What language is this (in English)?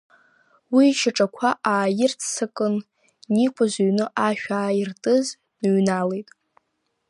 Abkhazian